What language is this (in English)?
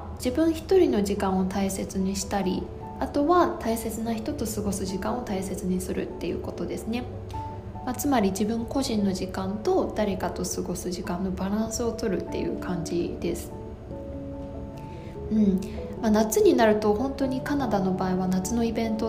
Japanese